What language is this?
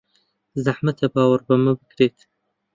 Central Kurdish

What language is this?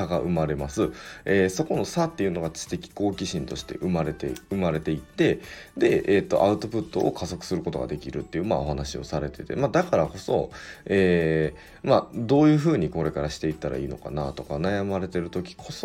Japanese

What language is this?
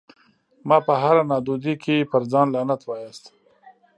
Pashto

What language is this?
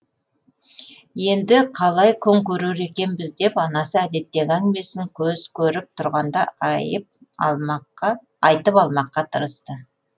Kazakh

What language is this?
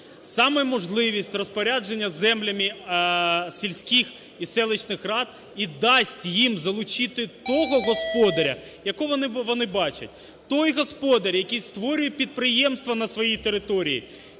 Ukrainian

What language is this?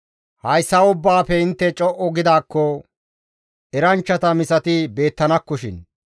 Gamo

